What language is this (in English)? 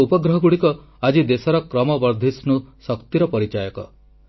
Odia